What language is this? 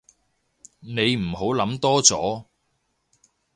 Cantonese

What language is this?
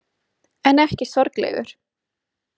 Icelandic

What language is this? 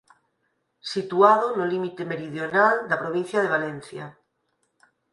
Galician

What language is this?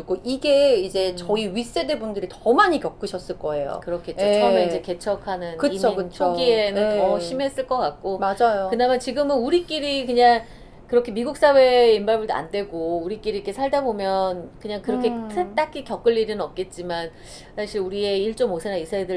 Korean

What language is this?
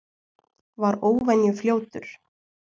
Icelandic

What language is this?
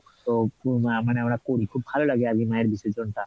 Bangla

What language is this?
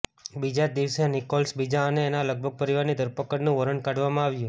Gujarati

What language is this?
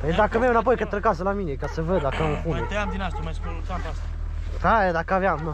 Romanian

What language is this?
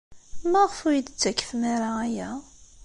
Kabyle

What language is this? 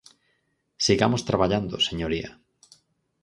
Galician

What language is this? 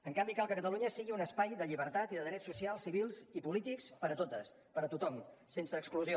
Catalan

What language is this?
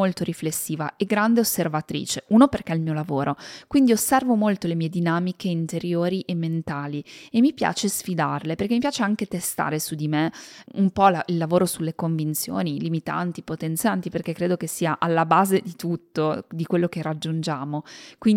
Italian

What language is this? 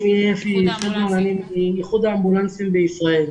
Hebrew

